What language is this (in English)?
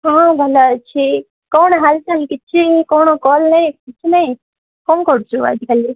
Odia